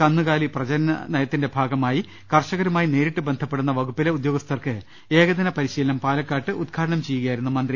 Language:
Malayalam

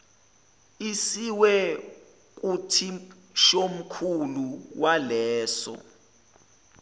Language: Zulu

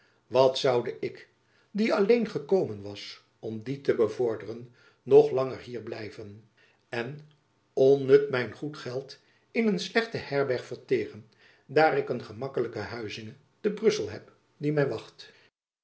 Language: Dutch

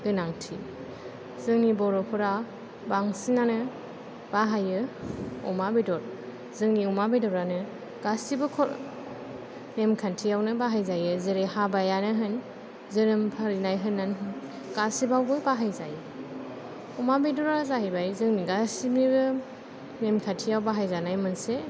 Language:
Bodo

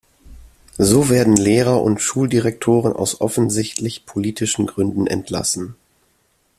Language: German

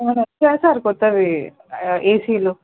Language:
Telugu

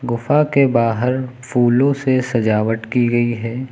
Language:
Hindi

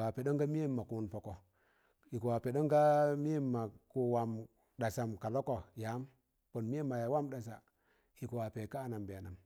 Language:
Tangale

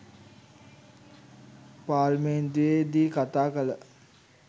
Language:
Sinhala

